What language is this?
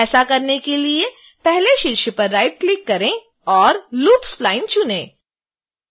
Hindi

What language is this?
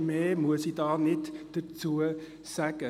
Swiss German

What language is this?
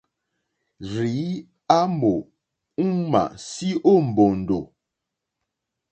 Mokpwe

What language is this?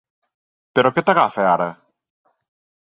Catalan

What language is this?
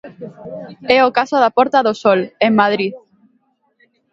Galician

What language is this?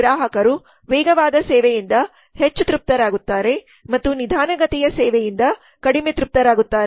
Kannada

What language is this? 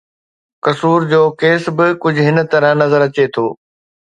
Sindhi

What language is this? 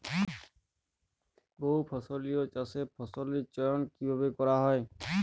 Bangla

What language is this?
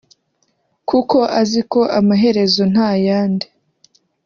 Kinyarwanda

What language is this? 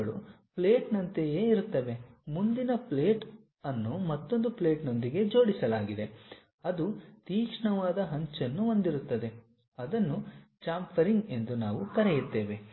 Kannada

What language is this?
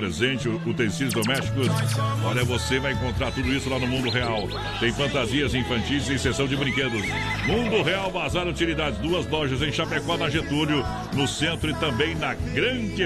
Portuguese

